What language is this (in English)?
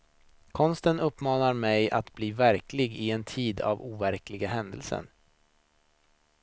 Swedish